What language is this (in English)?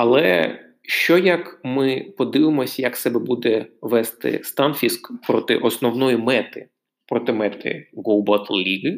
Ukrainian